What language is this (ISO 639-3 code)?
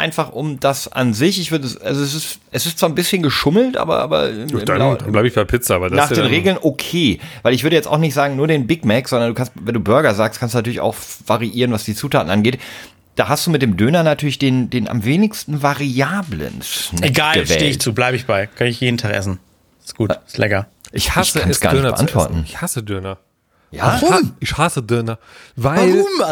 deu